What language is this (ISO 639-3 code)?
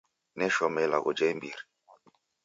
dav